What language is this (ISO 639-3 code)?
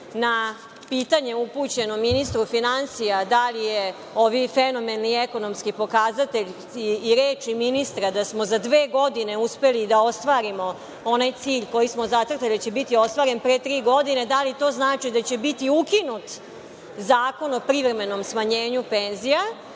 srp